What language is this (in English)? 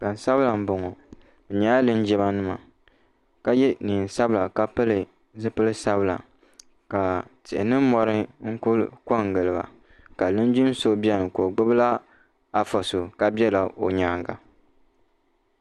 Dagbani